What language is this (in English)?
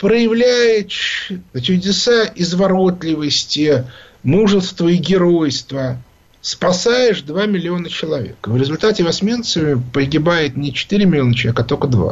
Russian